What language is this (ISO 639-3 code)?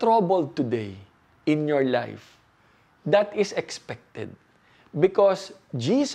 fil